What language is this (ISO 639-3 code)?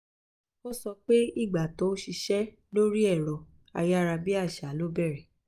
yor